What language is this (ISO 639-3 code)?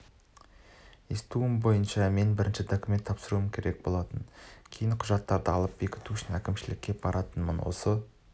kaz